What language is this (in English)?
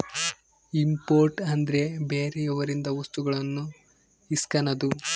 Kannada